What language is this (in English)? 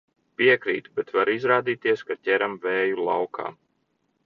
Latvian